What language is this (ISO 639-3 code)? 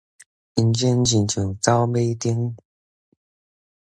nan